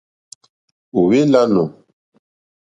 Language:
Mokpwe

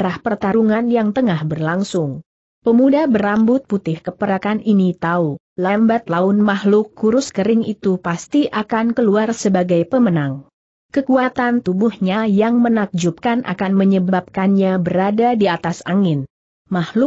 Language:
Indonesian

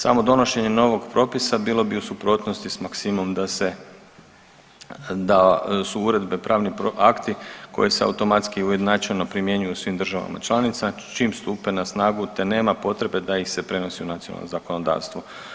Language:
Croatian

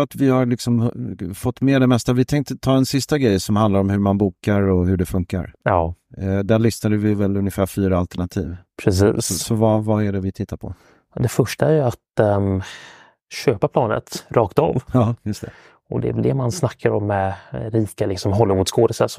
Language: Swedish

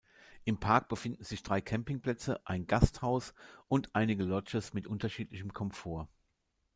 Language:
German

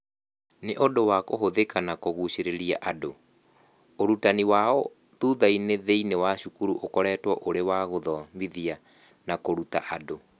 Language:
Kikuyu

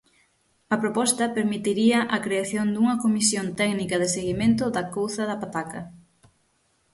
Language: Galician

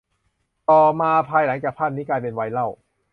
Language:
Thai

